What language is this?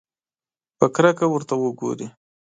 Pashto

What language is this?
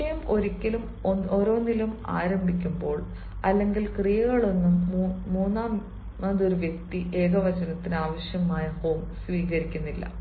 Malayalam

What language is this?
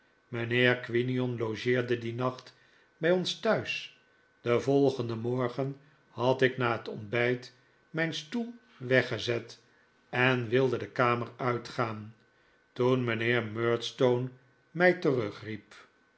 Dutch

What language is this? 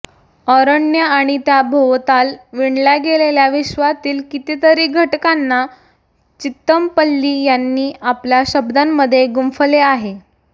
Marathi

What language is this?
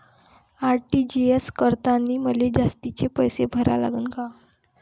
Marathi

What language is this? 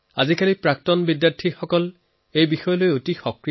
Assamese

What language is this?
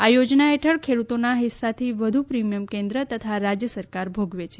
Gujarati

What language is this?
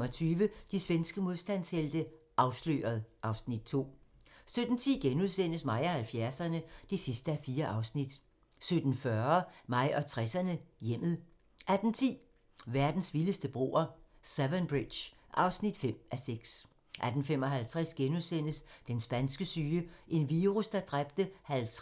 Danish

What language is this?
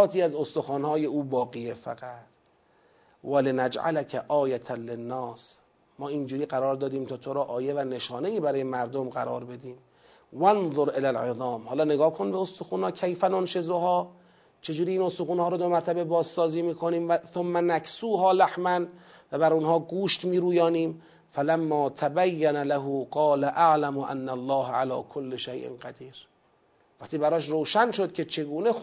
Persian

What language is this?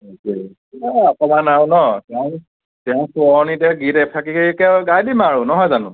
Assamese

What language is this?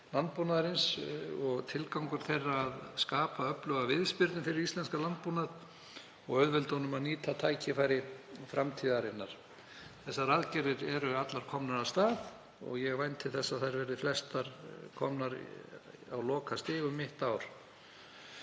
Icelandic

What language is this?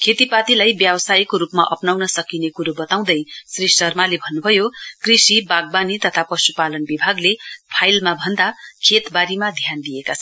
Nepali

